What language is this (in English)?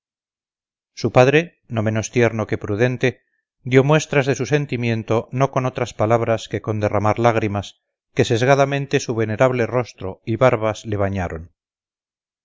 Spanish